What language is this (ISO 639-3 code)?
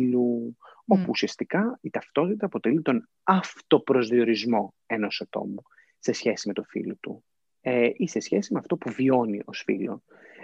ell